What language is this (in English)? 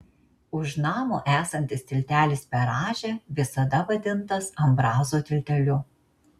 Lithuanian